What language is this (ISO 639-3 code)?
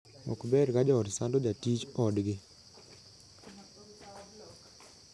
luo